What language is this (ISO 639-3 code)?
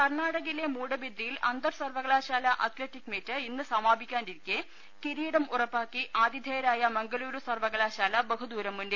mal